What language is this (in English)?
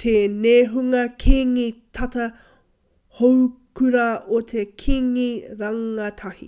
Māori